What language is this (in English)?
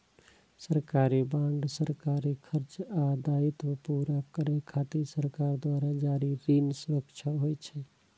Maithili